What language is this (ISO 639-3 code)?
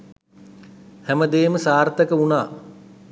sin